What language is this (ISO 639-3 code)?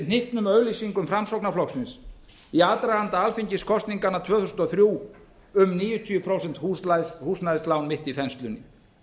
isl